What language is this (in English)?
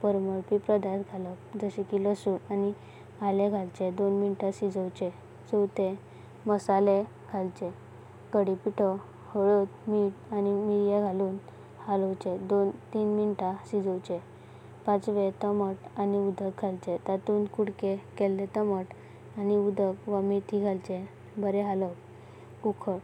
Konkani